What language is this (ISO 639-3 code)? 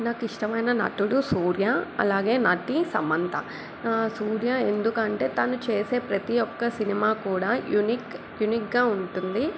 tel